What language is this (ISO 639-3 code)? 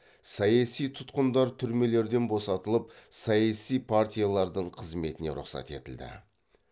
kaz